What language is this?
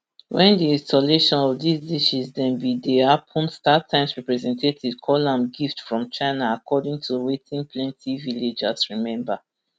Nigerian Pidgin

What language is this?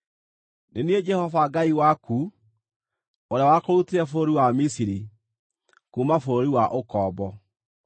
Kikuyu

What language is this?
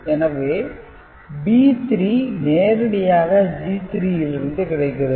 Tamil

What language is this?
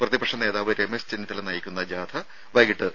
Malayalam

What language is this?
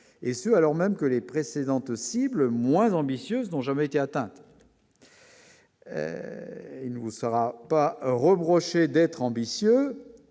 French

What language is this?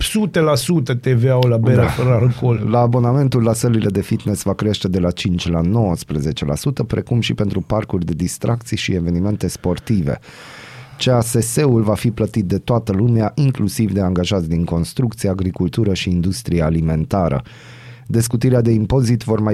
Romanian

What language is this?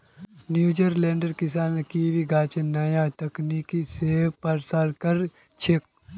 Magahi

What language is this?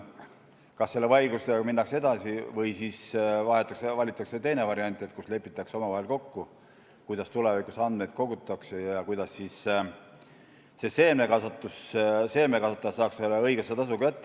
Estonian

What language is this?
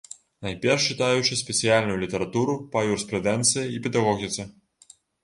Belarusian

